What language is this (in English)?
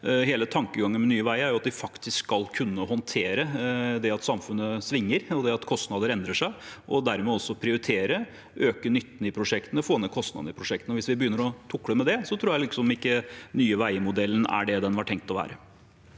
Norwegian